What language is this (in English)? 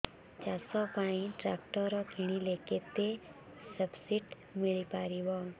Odia